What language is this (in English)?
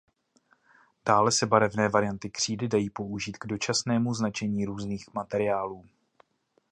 Czech